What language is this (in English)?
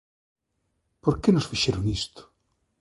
Galician